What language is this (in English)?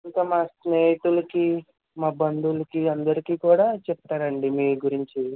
Telugu